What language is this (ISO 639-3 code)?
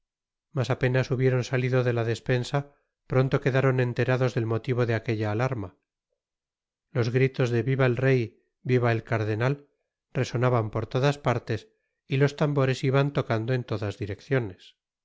spa